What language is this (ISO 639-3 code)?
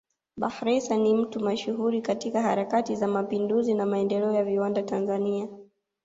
swa